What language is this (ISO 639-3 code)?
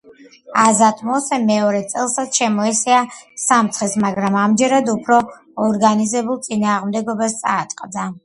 kat